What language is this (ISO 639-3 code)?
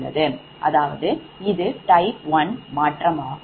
tam